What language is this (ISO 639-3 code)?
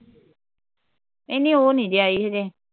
pan